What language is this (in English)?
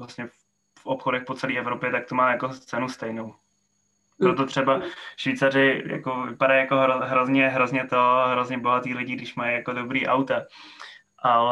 Czech